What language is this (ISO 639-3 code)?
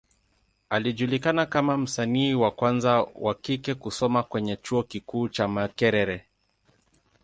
swa